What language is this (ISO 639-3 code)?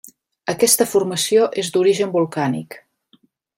cat